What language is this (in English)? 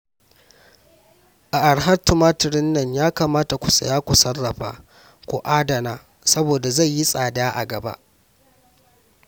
Hausa